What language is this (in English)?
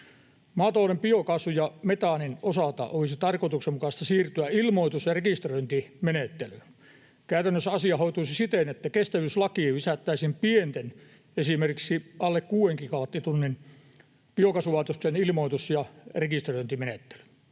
Finnish